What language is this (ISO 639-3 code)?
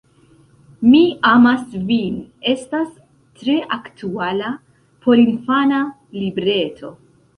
epo